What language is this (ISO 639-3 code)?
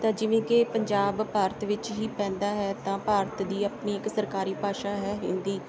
pan